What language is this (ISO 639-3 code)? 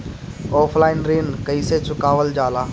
bho